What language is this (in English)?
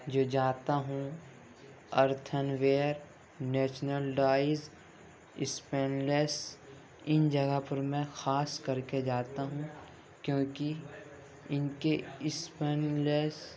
Urdu